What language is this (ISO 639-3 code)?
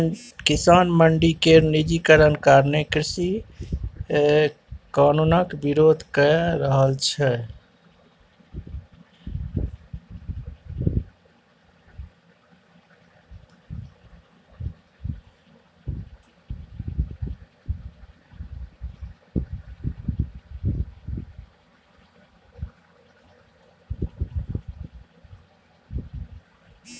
mai